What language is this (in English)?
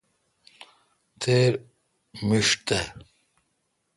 Kalkoti